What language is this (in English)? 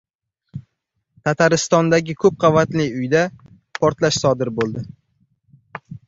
Uzbek